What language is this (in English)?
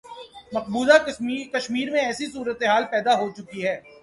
Urdu